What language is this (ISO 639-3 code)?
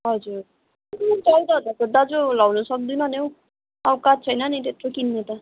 nep